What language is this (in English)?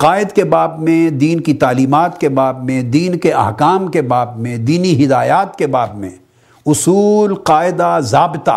Urdu